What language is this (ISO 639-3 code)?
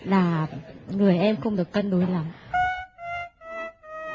vie